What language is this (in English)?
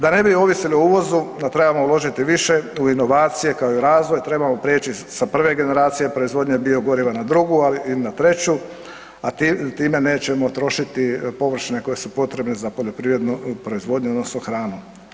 Croatian